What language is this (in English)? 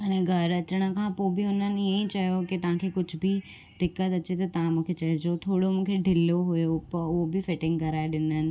Sindhi